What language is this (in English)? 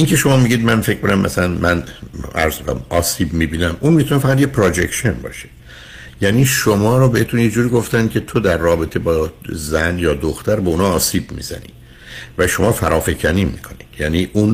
Persian